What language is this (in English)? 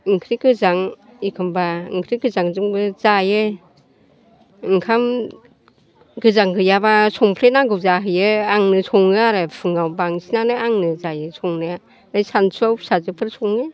Bodo